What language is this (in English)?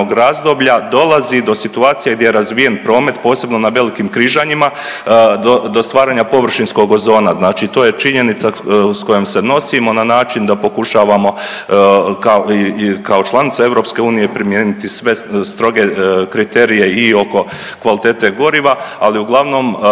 Croatian